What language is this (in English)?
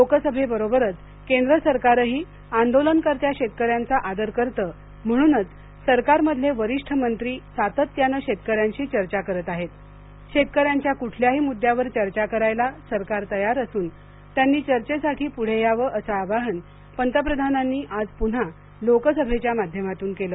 Marathi